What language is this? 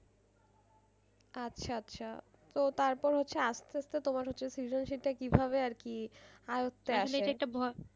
Bangla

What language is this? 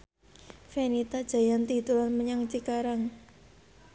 Javanese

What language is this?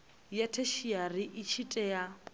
Venda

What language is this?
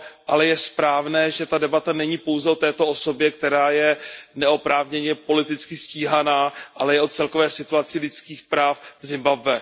Czech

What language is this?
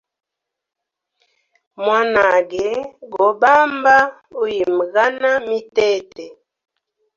Hemba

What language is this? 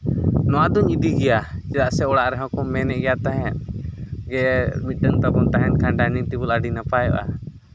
Santali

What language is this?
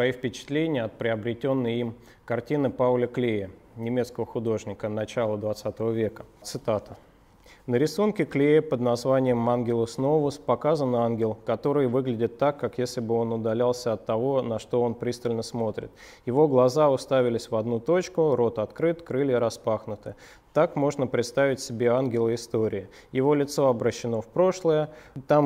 Russian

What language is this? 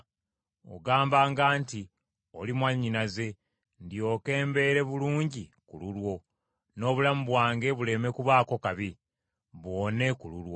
Ganda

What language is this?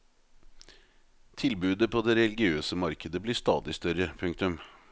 Norwegian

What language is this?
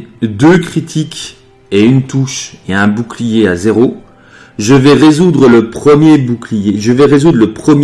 French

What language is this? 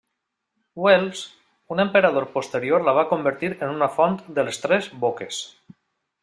Catalan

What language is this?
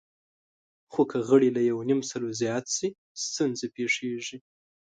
Pashto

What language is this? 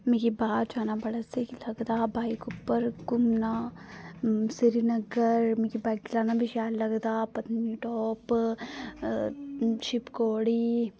Dogri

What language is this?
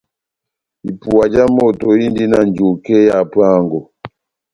Batanga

